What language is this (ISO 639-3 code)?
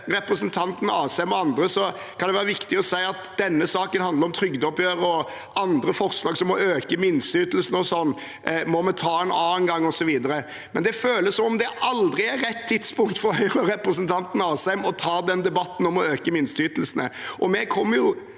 nor